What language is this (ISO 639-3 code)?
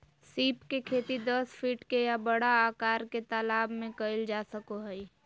mag